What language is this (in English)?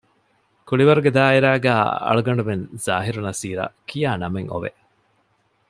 Divehi